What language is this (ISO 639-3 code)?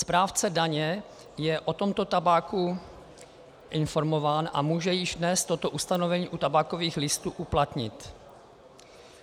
ces